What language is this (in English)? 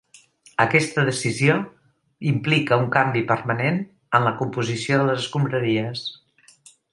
Catalan